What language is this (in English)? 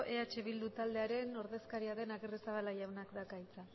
Basque